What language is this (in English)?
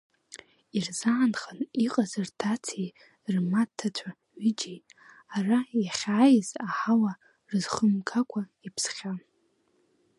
Abkhazian